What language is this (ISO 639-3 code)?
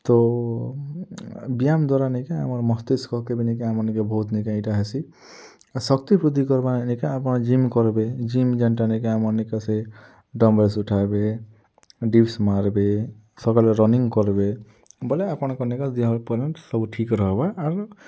ori